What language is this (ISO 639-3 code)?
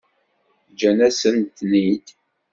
kab